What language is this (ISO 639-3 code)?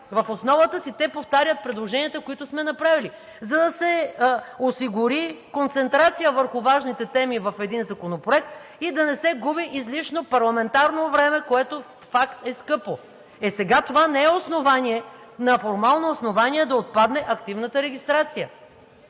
bul